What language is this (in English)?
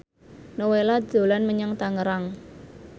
Javanese